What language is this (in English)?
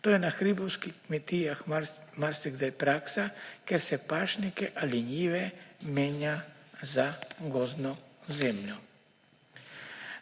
Slovenian